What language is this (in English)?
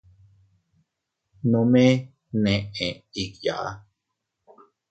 Teutila Cuicatec